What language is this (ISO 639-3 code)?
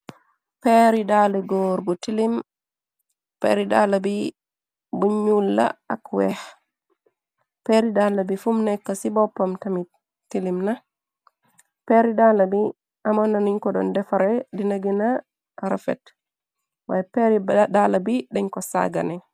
wol